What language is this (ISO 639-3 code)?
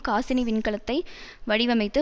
tam